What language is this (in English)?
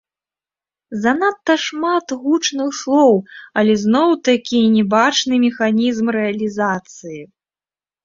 Belarusian